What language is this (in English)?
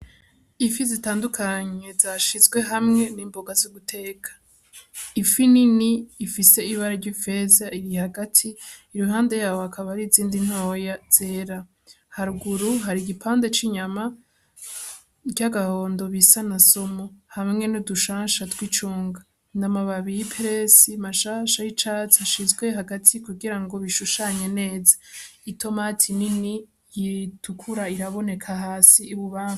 Rundi